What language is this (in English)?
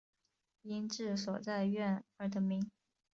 Chinese